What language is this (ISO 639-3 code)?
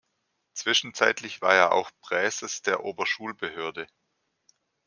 deu